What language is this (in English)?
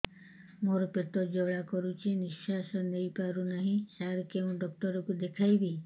Odia